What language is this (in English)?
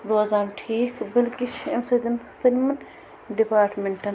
Kashmiri